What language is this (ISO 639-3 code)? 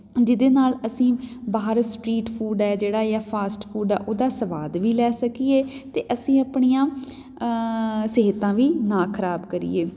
pan